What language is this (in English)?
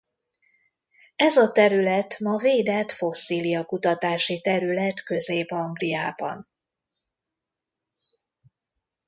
Hungarian